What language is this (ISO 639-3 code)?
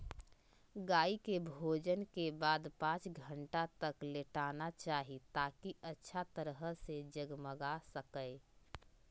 mag